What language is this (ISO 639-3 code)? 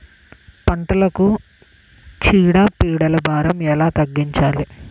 tel